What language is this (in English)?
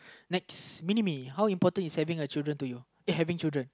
English